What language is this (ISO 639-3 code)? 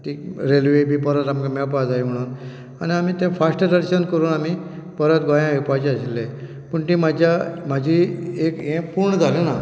kok